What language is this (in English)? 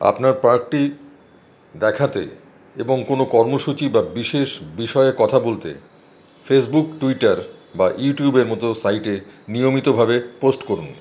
Bangla